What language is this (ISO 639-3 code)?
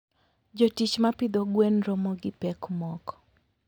luo